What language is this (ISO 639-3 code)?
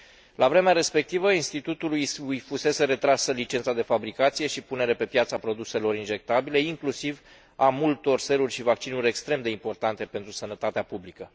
ron